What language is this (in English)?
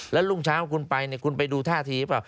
Thai